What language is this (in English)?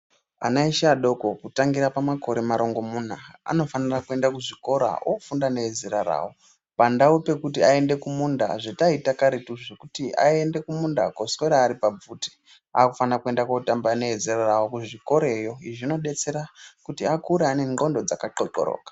Ndau